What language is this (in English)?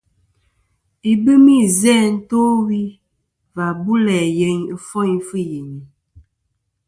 Kom